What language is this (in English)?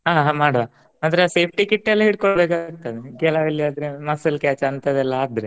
Kannada